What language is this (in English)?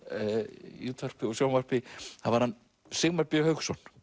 Icelandic